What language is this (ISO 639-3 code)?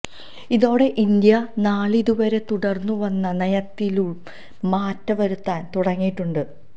mal